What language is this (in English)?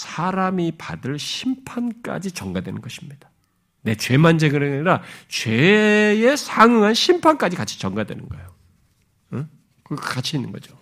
Korean